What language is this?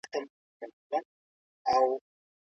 Pashto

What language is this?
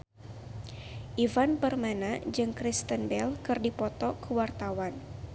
Sundanese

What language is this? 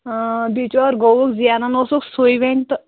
Kashmiri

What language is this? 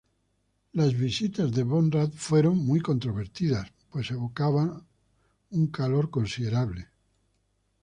Spanish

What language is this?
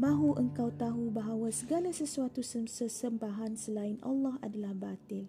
Malay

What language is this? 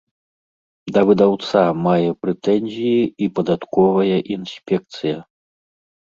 Belarusian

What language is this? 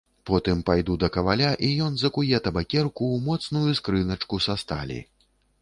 Belarusian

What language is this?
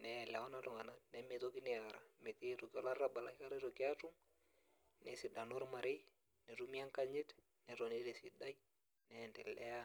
Masai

